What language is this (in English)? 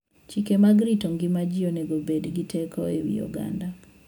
Luo (Kenya and Tanzania)